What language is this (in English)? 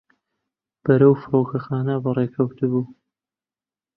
Central Kurdish